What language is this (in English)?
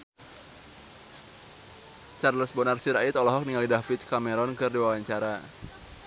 Sundanese